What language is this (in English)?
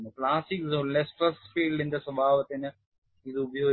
Malayalam